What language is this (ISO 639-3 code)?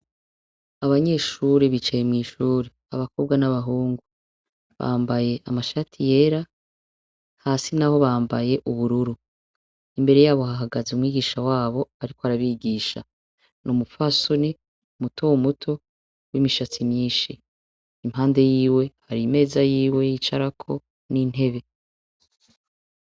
run